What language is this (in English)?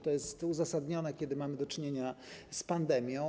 Polish